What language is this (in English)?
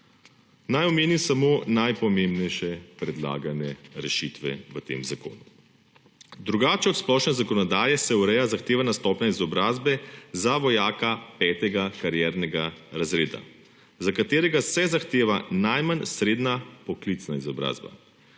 Slovenian